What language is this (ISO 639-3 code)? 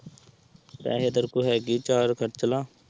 pan